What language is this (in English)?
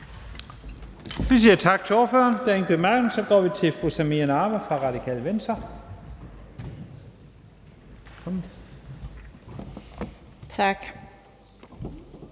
Danish